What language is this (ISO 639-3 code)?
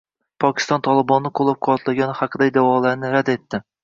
uzb